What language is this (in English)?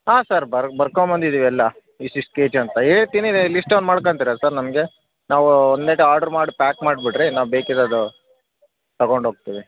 Kannada